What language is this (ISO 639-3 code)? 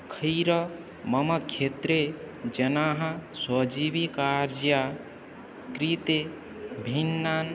san